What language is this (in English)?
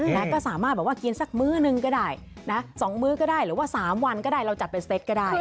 Thai